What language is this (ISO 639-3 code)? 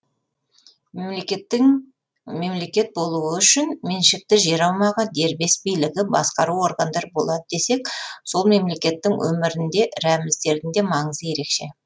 kaz